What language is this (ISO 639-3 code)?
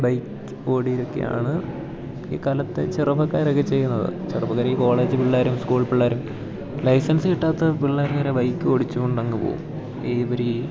mal